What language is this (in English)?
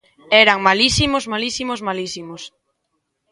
Galician